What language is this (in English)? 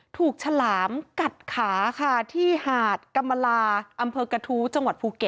Thai